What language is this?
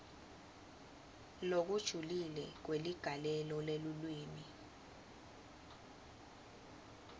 Swati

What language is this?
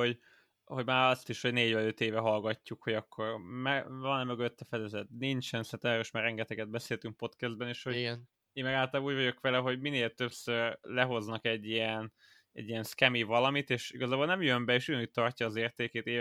Hungarian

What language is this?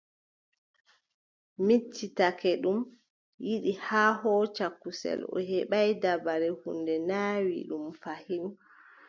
Adamawa Fulfulde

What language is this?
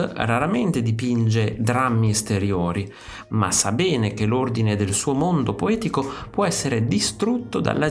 Italian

